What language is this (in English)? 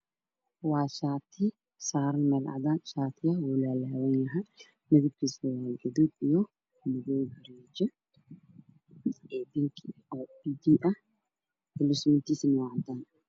Somali